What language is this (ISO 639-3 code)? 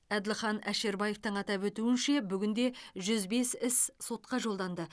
kaz